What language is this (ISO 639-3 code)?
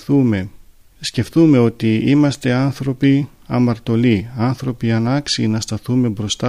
ell